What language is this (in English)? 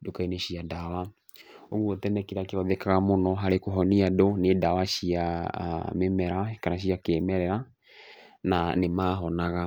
Kikuyu